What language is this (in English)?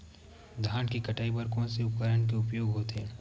Chhattisgarhi